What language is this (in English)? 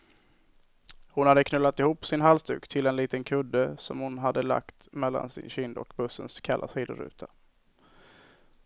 Swedish